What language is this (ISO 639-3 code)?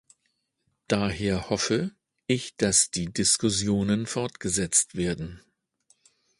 deu